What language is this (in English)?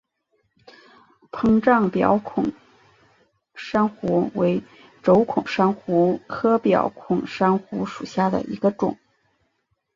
Chinese